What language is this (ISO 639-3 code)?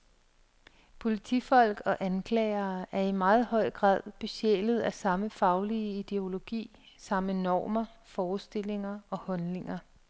dan